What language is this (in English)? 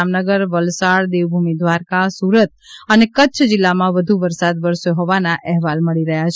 Gujarati